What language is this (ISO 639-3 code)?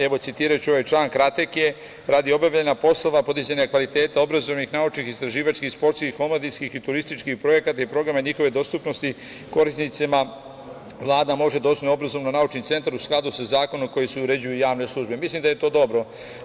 srp